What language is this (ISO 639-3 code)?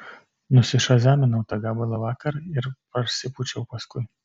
lit